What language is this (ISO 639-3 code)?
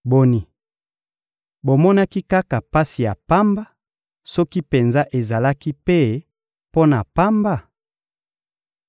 lin